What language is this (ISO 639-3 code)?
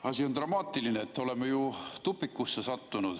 est